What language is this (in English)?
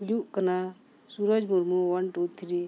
Santali